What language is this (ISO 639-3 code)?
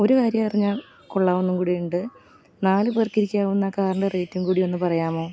mal